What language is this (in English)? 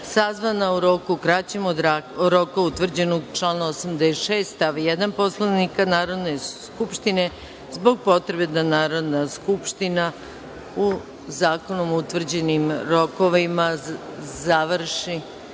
Serbian